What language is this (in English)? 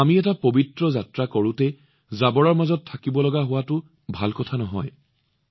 Assamese